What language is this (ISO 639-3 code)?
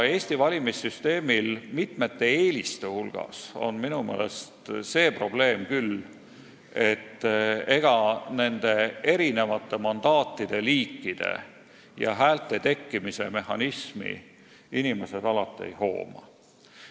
est